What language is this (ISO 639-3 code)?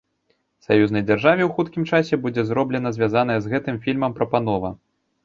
bel